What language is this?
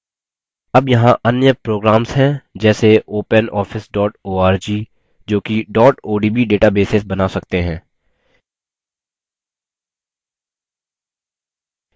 Hindi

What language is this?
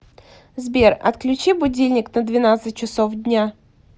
Russian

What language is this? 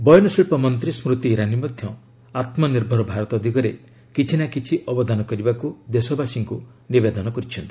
Odia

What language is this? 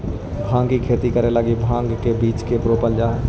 Magahi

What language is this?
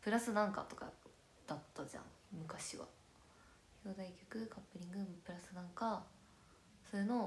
Japanese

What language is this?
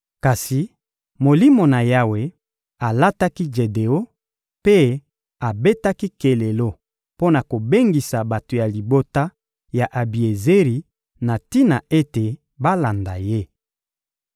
Lingala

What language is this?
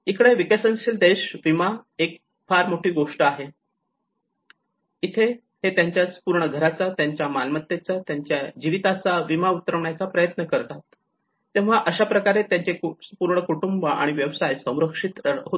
Marathi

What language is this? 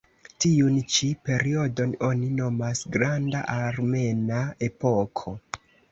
Esperanto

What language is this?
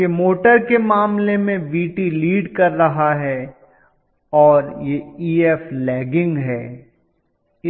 Hindi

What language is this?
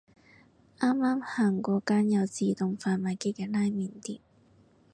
Cantonese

